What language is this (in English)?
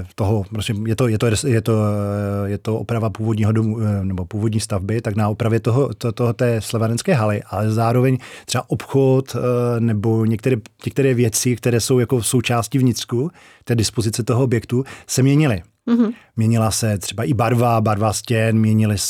Czech